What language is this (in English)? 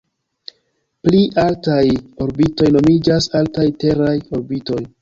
Esperanto